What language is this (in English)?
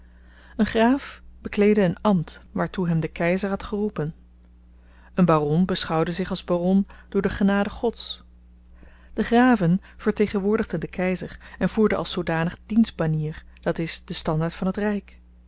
Dutch